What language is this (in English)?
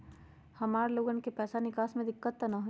Magahi